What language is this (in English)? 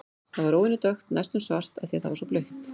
Icelandic